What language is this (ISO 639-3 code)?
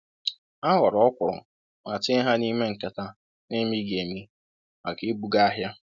ibo